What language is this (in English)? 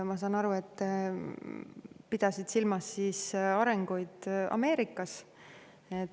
Estonian